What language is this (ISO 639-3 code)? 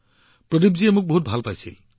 asm